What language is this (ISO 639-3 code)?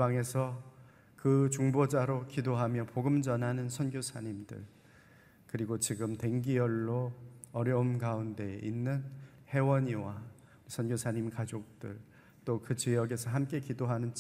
kor